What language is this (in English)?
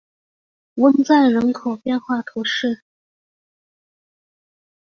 Chinese